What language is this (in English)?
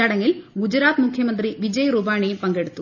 Malayalam